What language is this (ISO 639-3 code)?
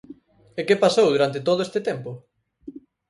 glg